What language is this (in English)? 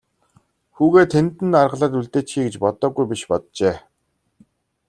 Mongolian